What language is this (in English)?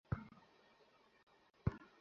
Bangla